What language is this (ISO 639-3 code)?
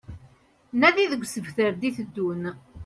kab